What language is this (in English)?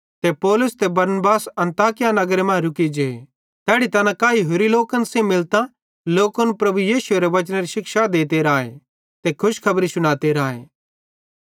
Bhadrawahi